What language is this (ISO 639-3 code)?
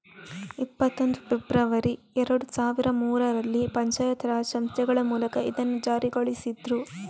kan